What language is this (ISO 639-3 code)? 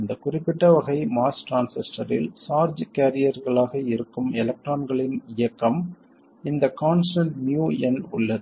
tam